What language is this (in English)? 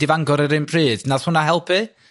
Welsh